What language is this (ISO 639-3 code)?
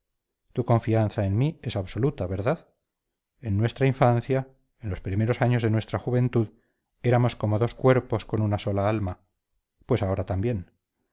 spa